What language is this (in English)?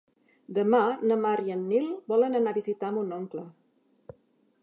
Catalan